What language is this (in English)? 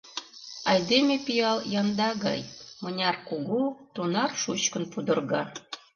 Mari